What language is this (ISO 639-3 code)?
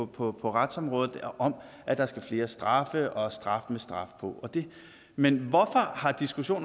dan